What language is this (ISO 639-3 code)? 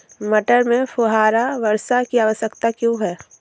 hin